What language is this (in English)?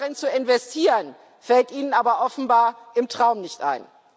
German